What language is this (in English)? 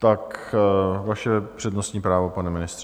Czech